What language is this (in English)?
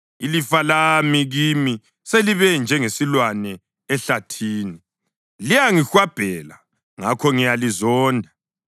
North Ndebele